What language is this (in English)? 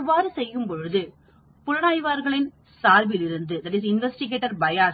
Tamil